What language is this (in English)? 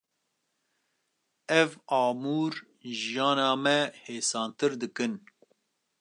Kurdish